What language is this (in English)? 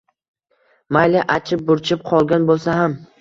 Uzbek